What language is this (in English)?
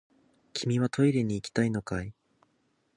Japanese